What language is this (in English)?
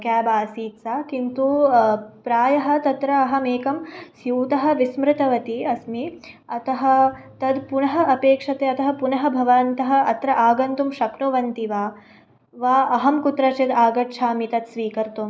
Sanskrit